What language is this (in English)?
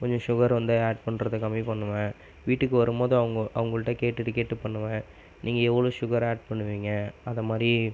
Tamil